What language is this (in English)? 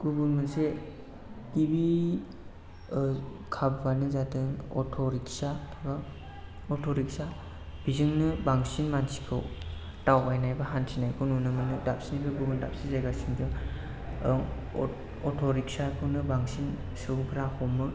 Bodo